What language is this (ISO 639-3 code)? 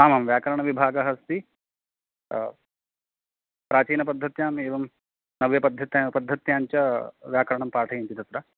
san